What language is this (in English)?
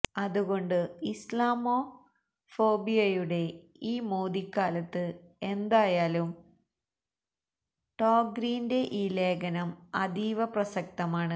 Malayalam